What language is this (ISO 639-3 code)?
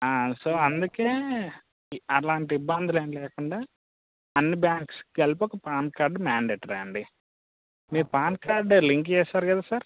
tel